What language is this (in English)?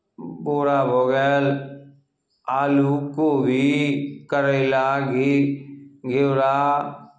Maithili